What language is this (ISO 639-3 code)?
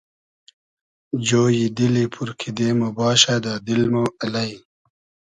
haz